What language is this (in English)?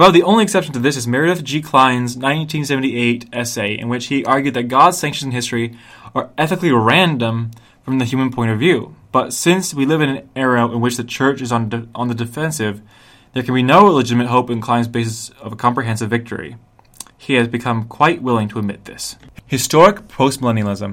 English